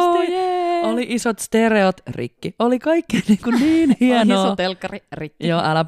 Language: Finnish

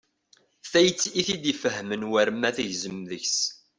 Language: Kabyle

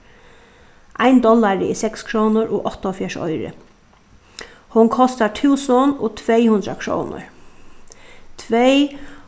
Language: Faroese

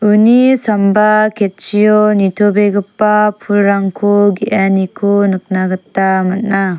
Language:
Garo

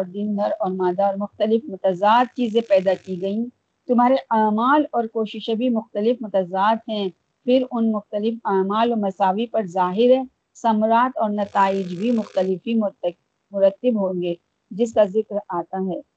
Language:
Urdu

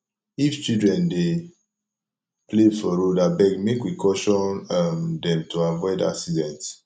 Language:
Nigerian Pidgin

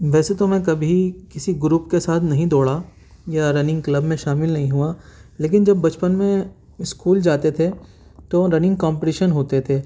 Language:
Urdu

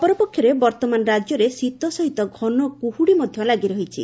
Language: Odia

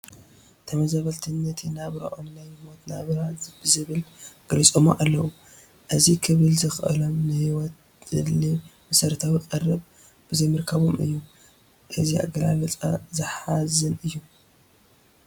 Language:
Tigrinya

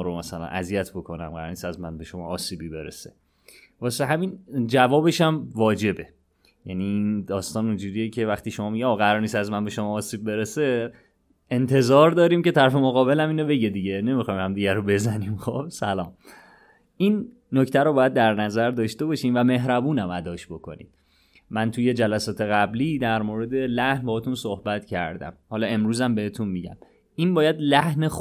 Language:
Persian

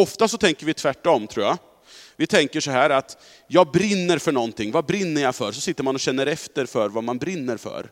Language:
Swedish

